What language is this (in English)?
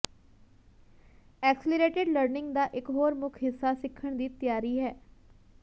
Punjabi